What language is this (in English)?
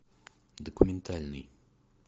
Russian